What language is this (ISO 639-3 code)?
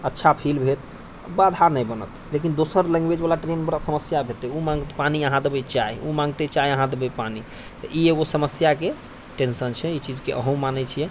mai